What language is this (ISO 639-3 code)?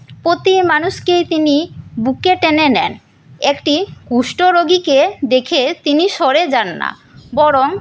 ben